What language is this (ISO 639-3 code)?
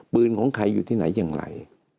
tha